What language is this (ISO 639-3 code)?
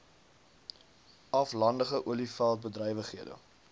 afr